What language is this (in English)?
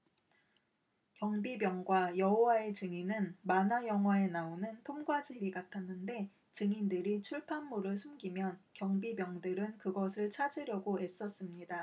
Korean